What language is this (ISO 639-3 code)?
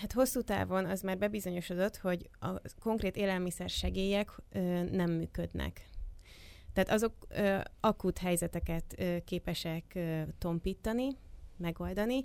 hun